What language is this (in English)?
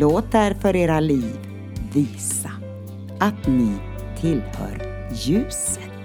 Swedish